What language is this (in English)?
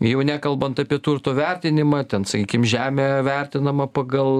Lithuanian